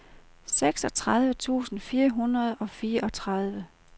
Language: Danish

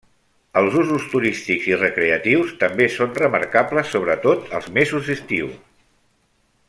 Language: Catalan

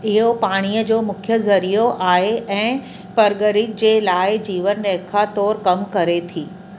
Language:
Sindhi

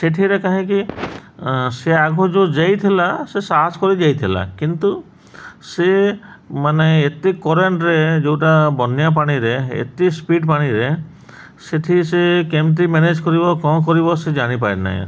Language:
Odia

